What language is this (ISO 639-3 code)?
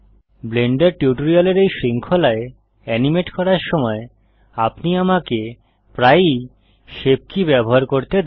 ben